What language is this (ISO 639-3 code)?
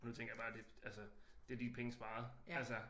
dan